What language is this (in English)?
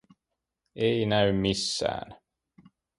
Finnish